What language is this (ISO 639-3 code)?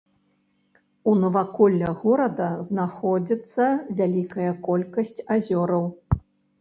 bel